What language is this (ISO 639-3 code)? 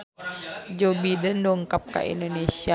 sun